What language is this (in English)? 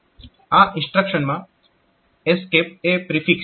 Gujarati